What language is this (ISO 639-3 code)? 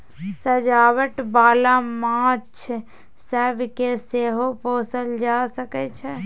mai